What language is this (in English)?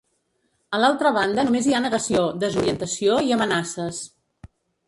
Catalan